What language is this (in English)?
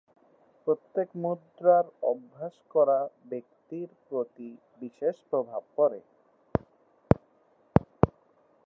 Bangla